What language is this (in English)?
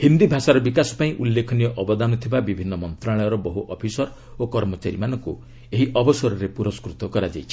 Odia